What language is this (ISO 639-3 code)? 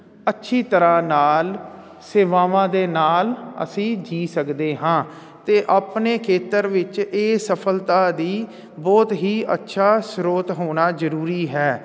pan